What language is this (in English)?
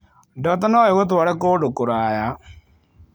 Kikuyu